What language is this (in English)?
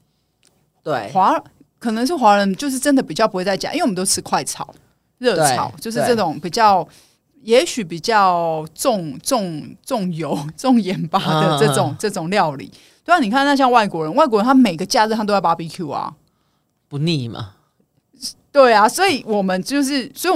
Chinese